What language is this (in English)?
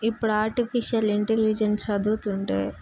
Telugu